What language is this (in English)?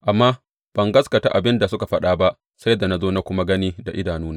Hausa